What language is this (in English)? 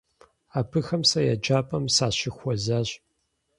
Kabardian